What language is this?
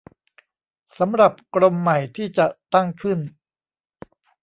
Thai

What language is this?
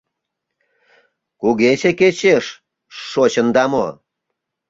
Mari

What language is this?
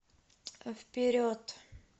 Russian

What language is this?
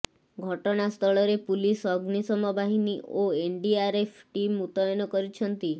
Odia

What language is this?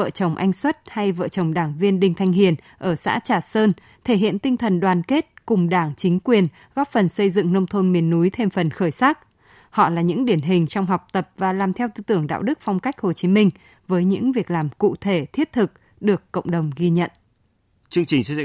Vietnamese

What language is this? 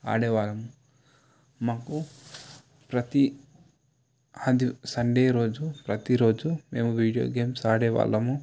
Telugu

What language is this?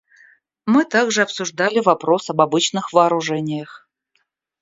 Russian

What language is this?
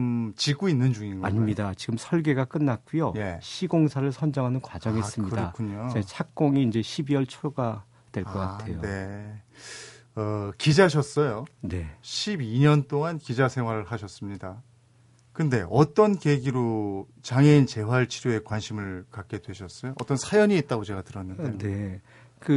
Korean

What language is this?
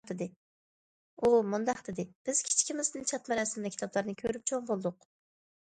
Uyghur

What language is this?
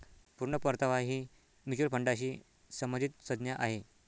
Marathi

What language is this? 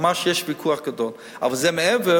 Hebrew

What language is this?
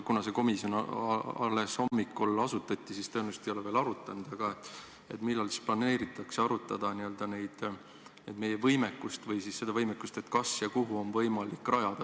Estonian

